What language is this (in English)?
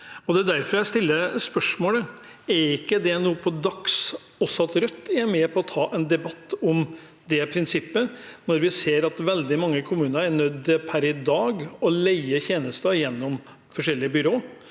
Norwegian